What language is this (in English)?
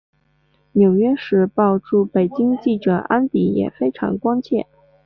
Chinese